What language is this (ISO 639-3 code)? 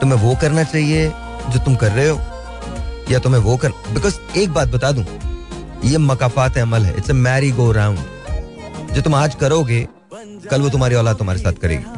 hin